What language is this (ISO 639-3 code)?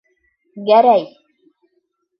bak